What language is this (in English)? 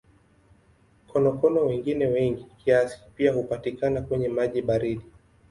Swahili